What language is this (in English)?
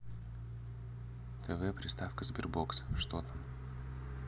Russian